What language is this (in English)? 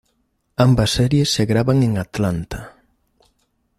Spanish